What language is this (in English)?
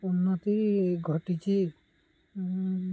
Odia